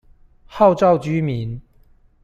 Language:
Chinese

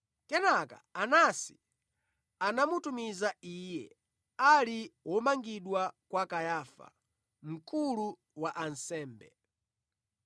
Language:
Nyanja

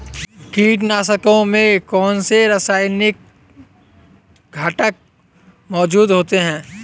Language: Hindi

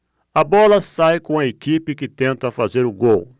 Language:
Portuguese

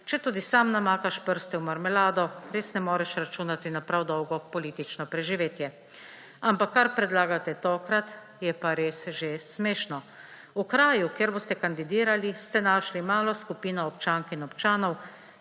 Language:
Slovenian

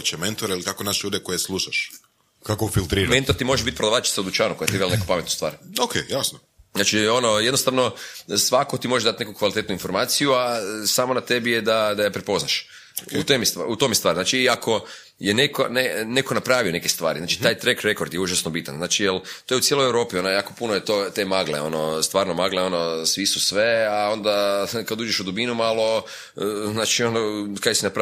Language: Croatian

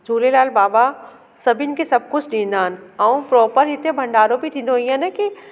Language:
Sindhi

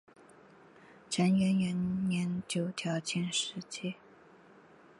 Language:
Chinese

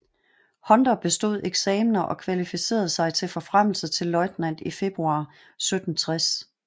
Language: Danish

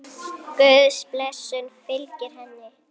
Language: Icelandic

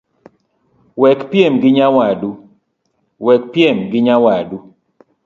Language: Luo (Kenya and Tanzania)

